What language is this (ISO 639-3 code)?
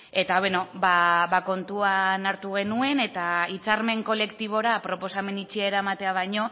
eus